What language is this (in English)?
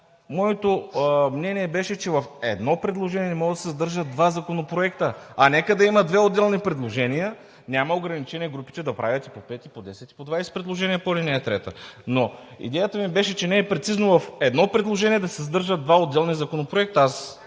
Bulgarian